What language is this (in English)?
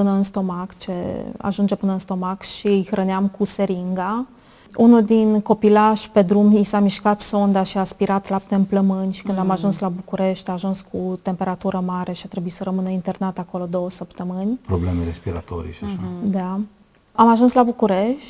Romanian